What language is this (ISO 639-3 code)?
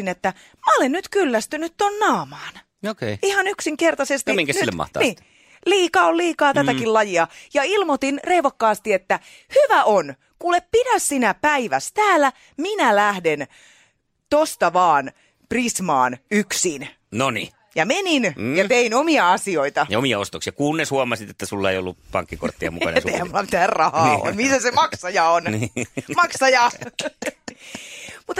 fin